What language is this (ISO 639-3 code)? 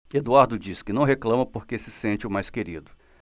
por